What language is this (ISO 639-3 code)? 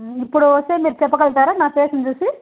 tel